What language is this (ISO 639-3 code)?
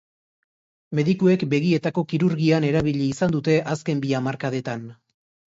eus